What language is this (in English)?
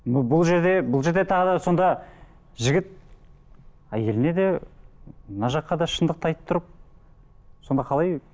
Kazakh